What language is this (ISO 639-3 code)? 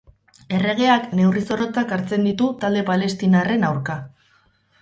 eus